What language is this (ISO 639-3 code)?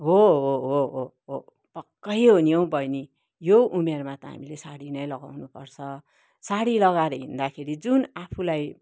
nep